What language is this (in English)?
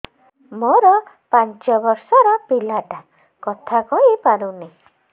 Odia